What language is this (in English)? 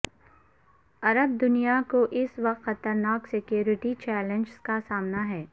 Urdu